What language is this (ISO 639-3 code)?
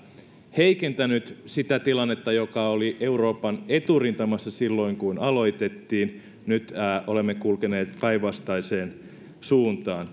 fin